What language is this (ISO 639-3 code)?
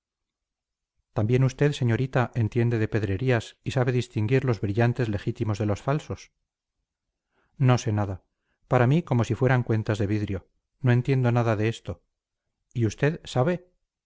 spa